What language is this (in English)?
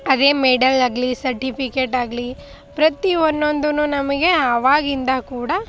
Kannada